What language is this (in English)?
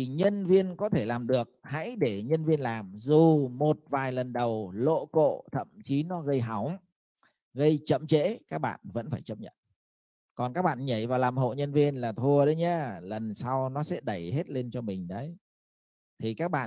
Vietnamese